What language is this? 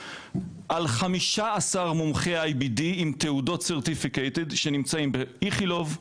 Hebrew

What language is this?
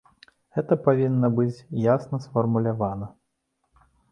Belarusian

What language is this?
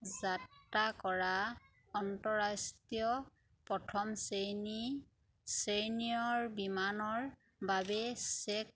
Assamese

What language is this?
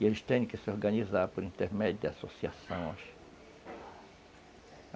Portuguese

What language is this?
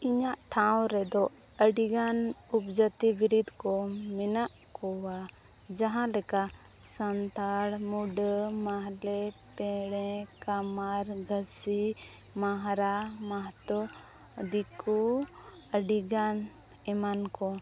Santali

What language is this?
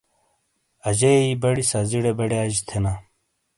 Shina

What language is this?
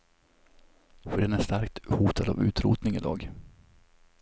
Swedish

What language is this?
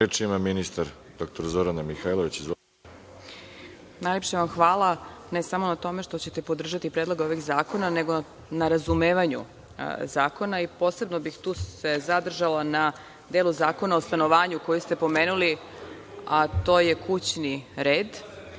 Serbian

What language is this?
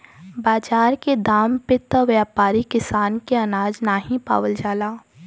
Bhojpuri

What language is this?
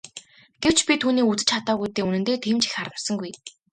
Mongolian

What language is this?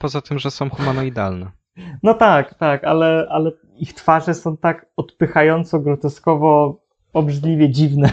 Polish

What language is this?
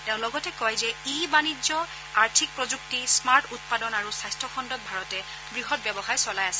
Assamese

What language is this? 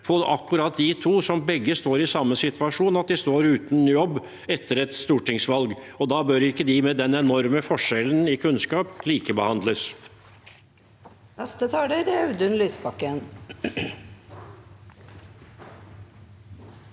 Norwegian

